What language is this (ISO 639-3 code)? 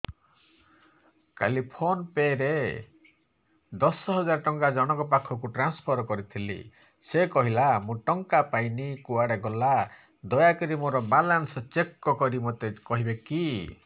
ori